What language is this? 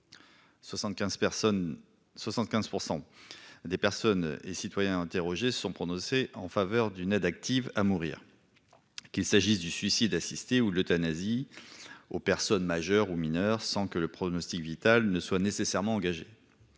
French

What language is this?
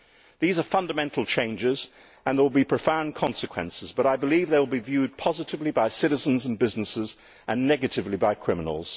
English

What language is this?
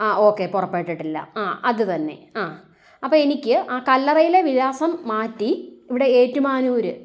Malayalam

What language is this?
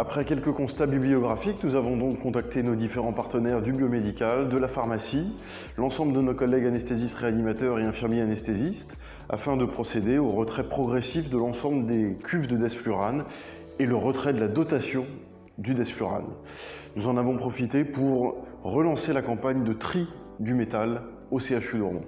French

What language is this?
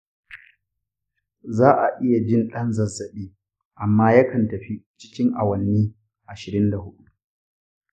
Hausa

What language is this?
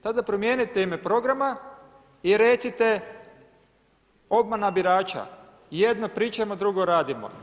Croatian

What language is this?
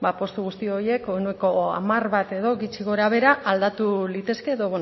Basque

